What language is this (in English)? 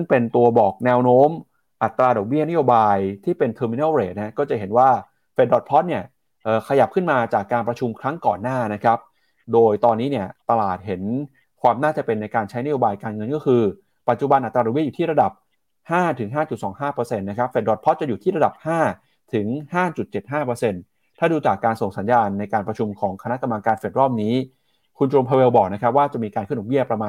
Thai